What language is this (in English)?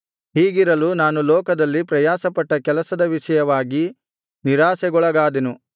Kannada